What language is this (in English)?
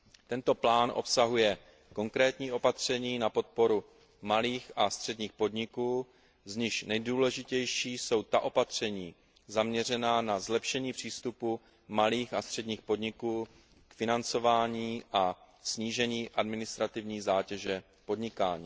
Czech